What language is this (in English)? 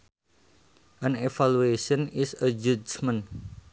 Sundanese